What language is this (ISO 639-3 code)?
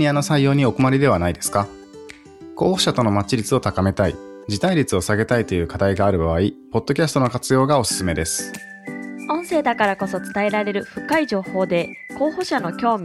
jpn